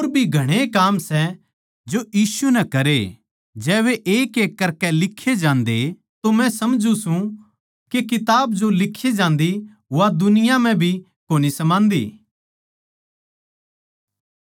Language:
Haryanvi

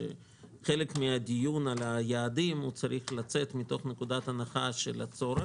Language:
Hebrew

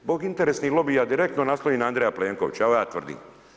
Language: Croatian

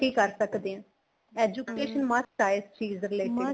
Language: Punjabi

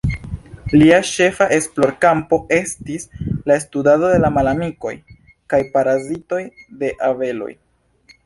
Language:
Esperanto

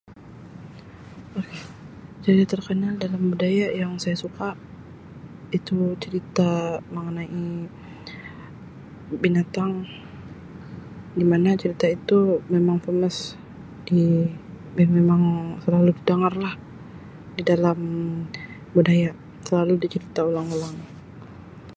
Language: Sabah Malay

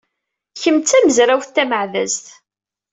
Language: Kabyle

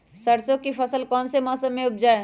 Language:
Magahi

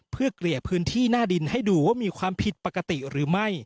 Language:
Thai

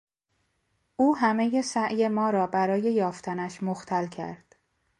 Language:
Persian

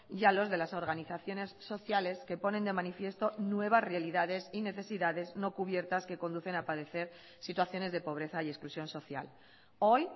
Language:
Spanish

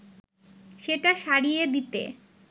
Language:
Bangla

